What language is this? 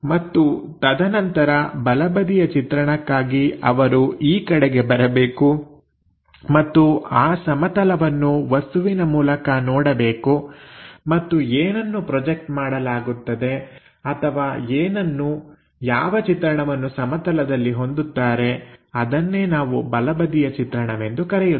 Kannada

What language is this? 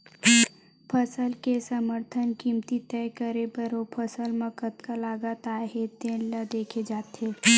Chhattisgarhi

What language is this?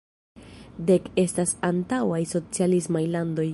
Esperanto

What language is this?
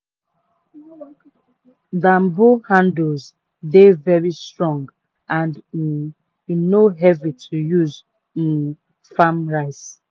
Nigerian Pidgin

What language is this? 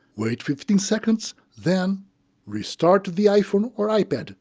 English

